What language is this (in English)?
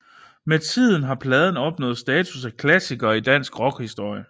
Danish